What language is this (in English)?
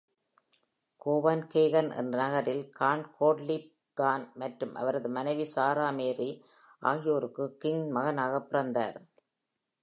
Tamil